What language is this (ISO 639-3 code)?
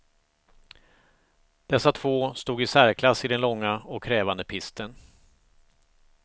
swe